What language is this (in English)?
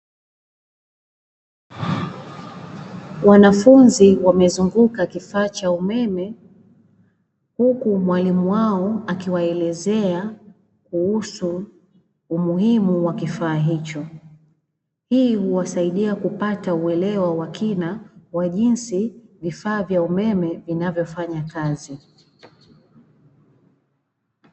Swahili